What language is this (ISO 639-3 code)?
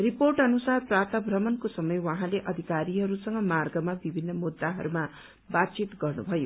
nep